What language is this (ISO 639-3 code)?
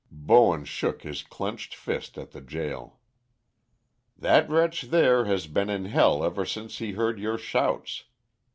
eng